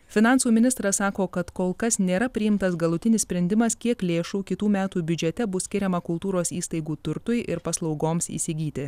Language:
Lithuanian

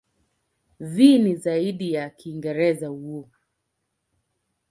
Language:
Swahili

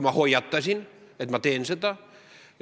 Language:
Estonian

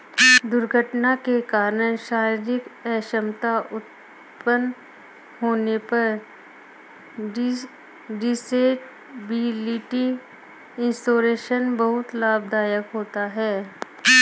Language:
Hindi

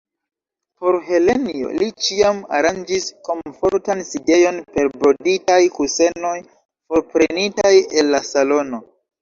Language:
Esperanto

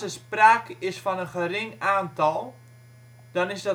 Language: Dutch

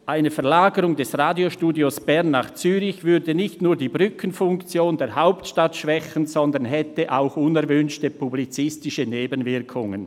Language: Swiss German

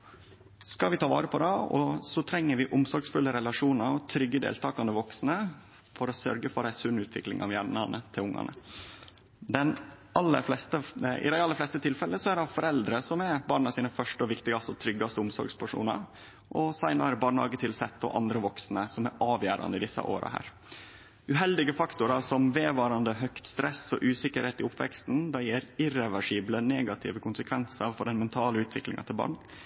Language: Norwegian Nynorsk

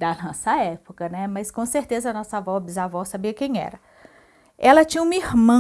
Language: Portuguese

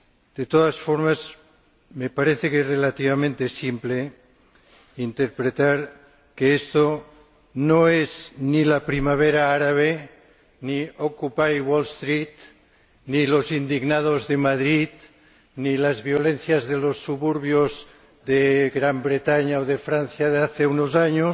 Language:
Spanish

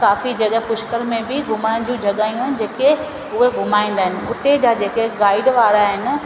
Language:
Sindhi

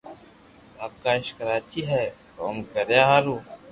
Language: Loarki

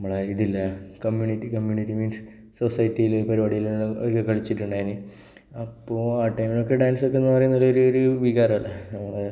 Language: Malayalam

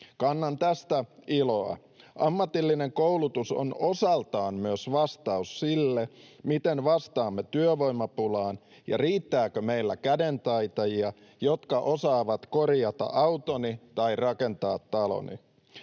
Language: Finnish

